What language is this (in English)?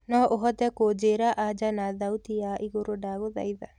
Kikuyu